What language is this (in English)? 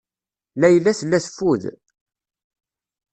Kabyle